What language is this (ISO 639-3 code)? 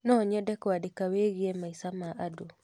kik